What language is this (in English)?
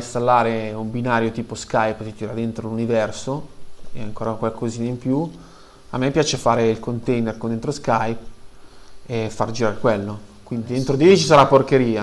Italian